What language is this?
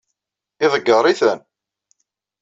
Kabyle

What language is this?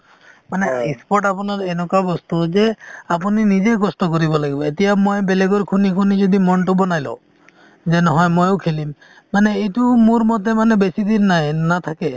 Assamese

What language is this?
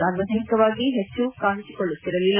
Kannada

